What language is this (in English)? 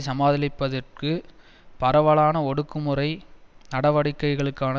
Tamil